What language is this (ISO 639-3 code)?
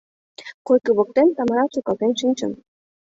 chm